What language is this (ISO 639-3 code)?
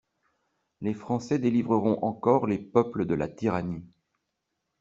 fra